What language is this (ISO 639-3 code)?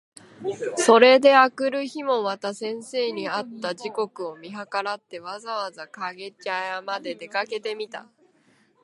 jpn